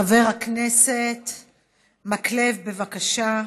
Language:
Hebrew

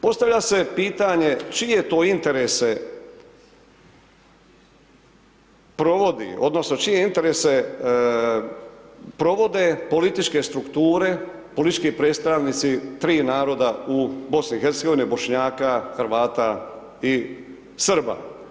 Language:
Croatian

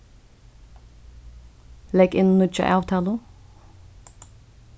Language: Faroese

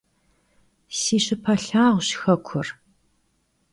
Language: Kabardian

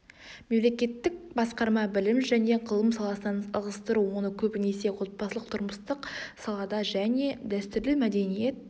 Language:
Kazakh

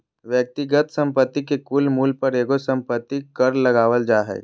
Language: Magahi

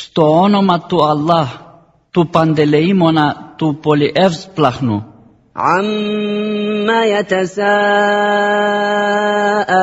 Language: Greek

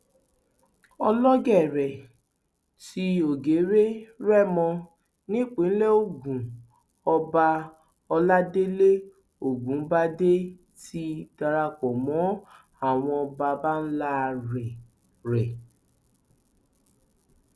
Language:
Yoruba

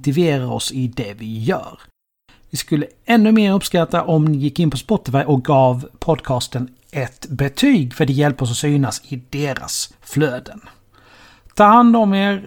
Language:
Swedish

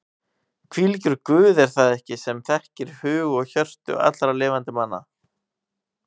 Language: Icelandic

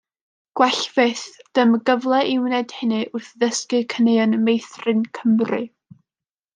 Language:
Welsh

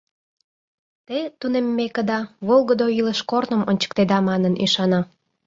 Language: Mari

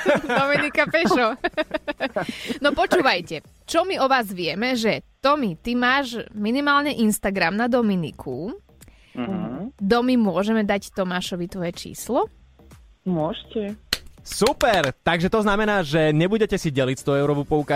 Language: Slovak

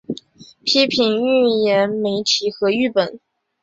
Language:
Chinese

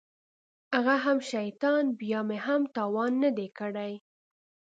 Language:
Pashto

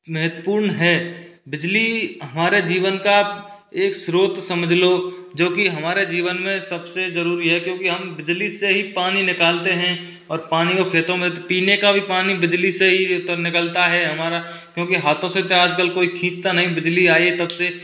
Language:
Hindi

